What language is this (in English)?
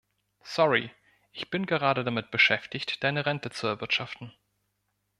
German